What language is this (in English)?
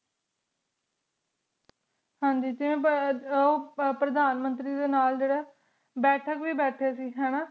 Punjabi